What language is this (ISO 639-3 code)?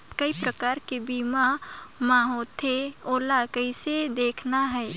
hne